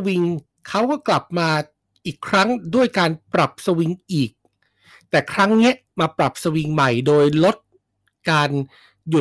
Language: Thai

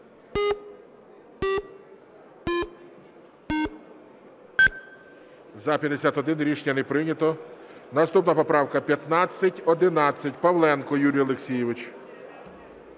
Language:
Ukrainian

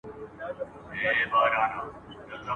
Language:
Pashto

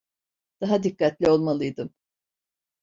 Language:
Turkish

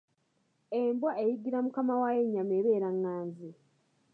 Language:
Ganda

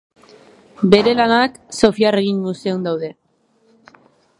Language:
Basque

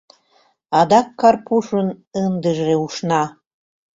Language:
Mari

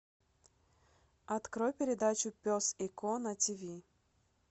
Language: Russian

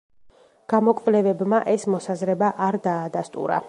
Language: Georgian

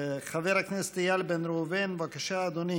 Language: Hebrew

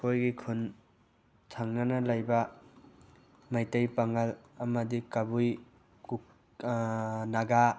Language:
Manipuri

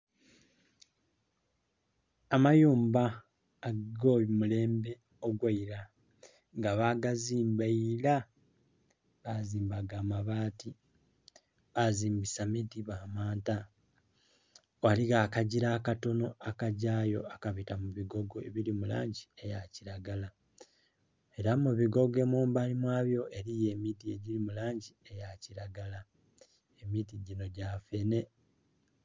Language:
Soga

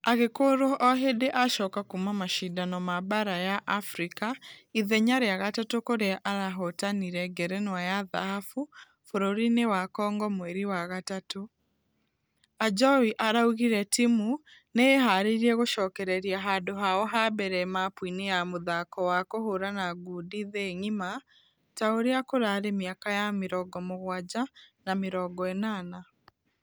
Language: Kikuyu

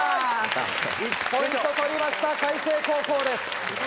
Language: Japanese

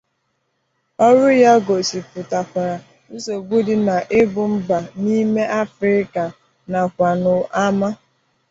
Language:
Igbo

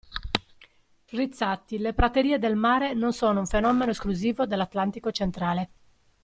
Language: Italian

